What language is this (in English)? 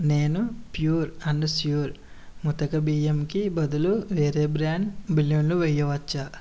Telugu